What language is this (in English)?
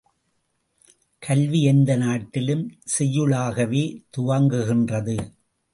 Tamil